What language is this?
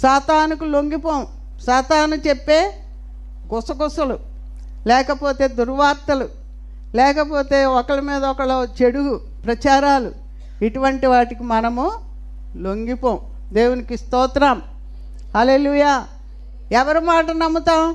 Telugu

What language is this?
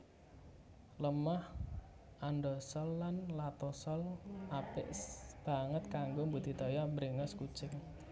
Javanese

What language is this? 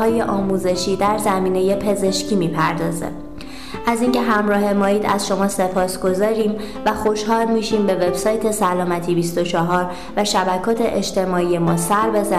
Persian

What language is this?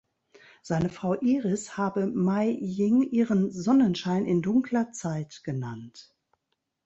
German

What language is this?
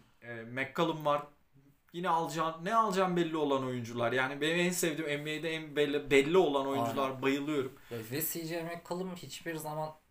Turkish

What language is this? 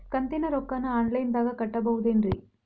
Kannada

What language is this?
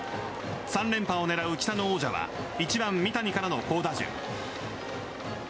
Japanese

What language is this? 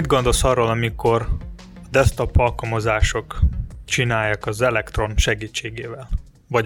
Hungarian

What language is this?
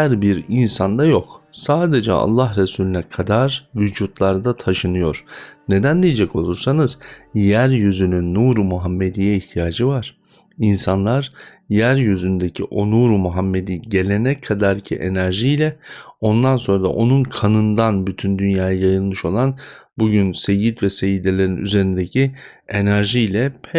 Turkish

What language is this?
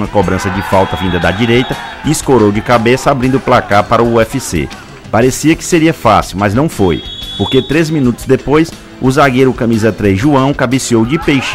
Portuguese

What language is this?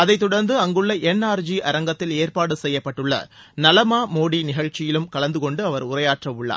Tamil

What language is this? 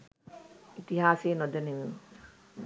Sinhala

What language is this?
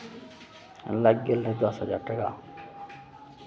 Maithili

